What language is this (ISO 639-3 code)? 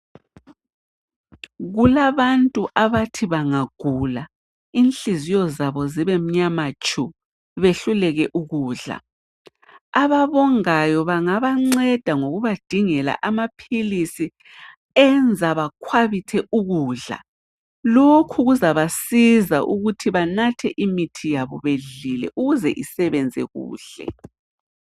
nde